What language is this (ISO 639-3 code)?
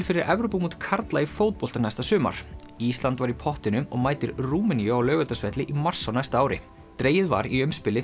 isl